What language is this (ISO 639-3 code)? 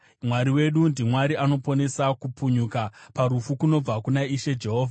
sna